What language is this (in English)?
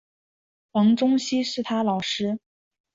Chinese